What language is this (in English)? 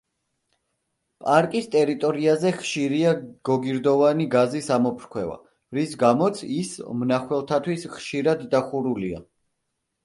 Georgian